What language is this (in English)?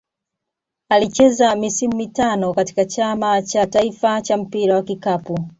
Swahili